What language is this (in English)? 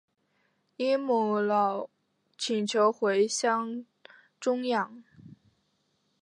Chinese